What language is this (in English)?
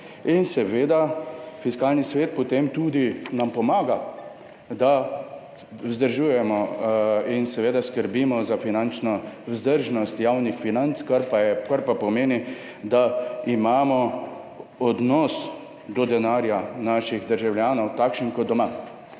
Slovenian